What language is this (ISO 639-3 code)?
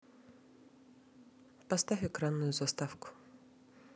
rus